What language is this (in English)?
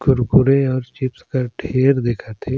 Surgujia